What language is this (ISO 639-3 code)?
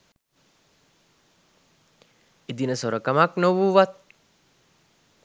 sin